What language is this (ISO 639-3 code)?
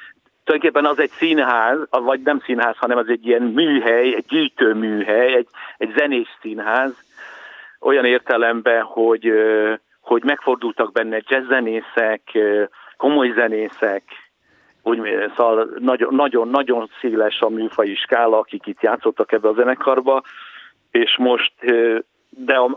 hun